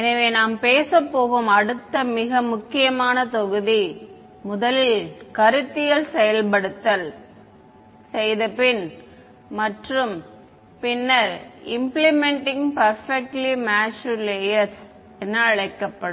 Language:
Tamil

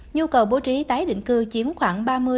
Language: Vietnamese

